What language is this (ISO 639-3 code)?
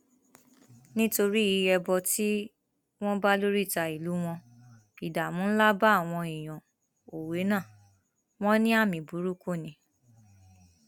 yor